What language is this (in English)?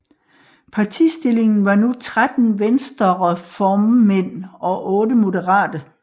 Danish